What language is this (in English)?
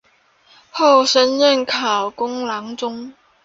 Chinese